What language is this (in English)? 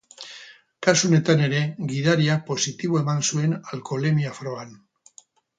Basque